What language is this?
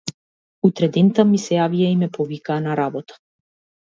Macedonian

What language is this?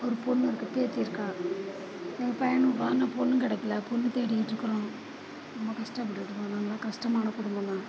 Tamil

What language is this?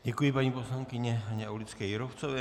Czech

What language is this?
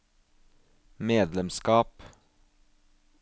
Norwegian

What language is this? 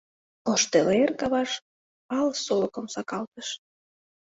Mari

